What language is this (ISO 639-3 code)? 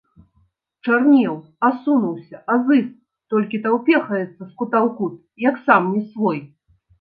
bel